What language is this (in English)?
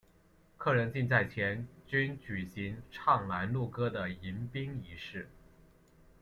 Chinese